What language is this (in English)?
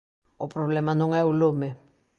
Galician